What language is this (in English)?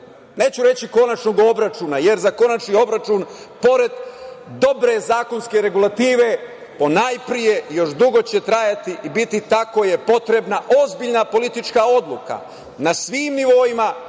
Serbian